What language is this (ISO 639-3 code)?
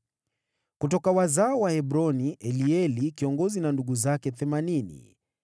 swa